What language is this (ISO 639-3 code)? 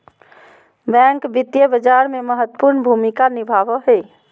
mag